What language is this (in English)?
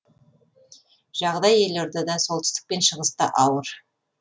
Kazakh